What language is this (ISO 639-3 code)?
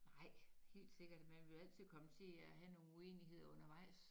dan